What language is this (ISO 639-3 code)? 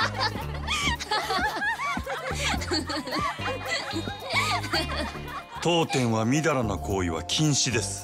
jpn